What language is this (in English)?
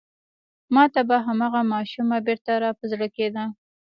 Pashto